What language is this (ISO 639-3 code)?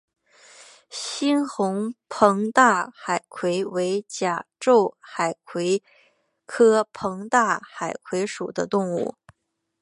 zho